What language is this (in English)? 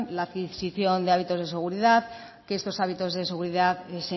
Spanish